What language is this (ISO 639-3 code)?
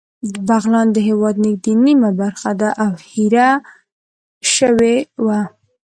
pus